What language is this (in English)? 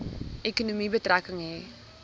Afrikaans